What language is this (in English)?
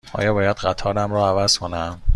Persian